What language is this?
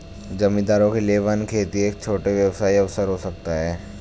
Hindi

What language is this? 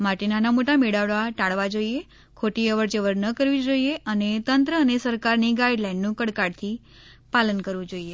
Gujarati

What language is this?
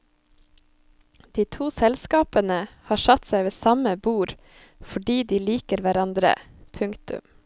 Norwegian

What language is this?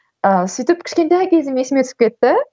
Kazakh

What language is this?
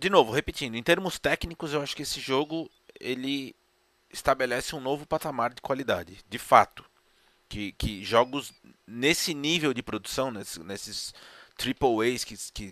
Portuguese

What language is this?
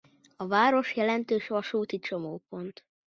Hungarian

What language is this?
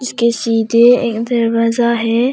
Hindi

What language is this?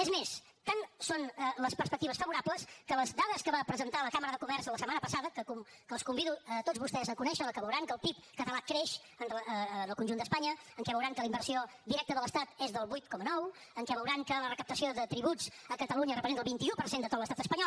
Catalan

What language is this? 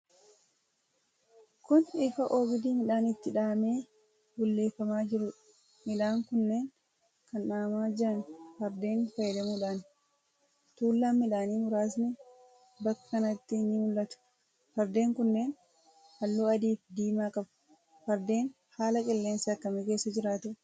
Oromo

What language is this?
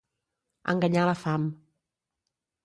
Catalan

